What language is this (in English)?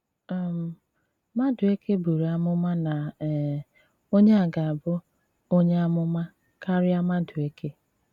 Igbo